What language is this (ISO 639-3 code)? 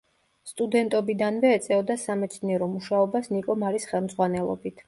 kat